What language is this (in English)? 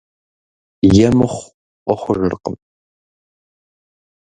Kabardian